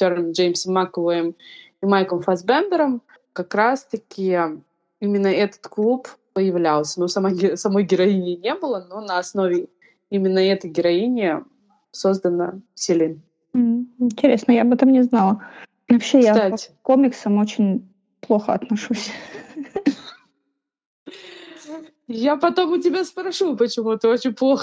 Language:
Russian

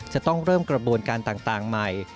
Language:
Thai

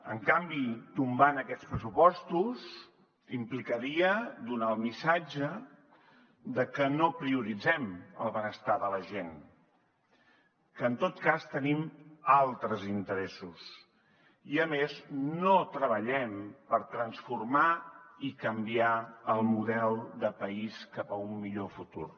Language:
Catalan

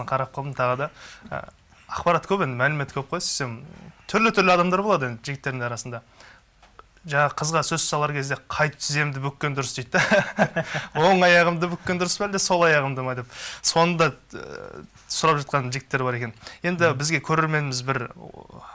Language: Turkish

